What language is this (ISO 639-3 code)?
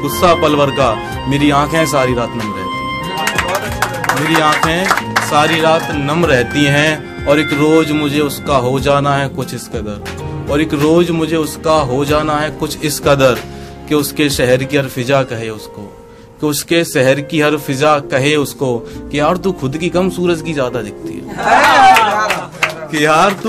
hin